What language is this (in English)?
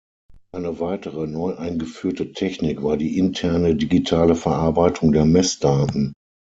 German